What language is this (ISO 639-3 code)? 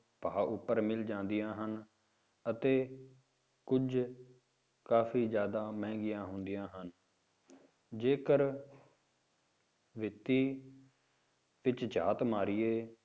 pan